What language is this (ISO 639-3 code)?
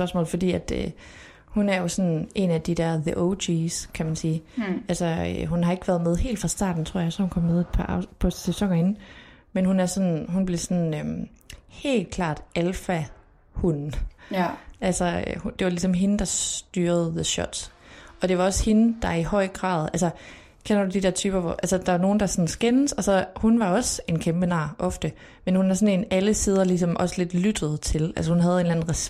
dan